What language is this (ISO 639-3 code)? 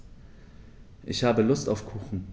deu